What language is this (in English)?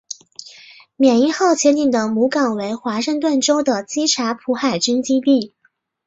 Chinese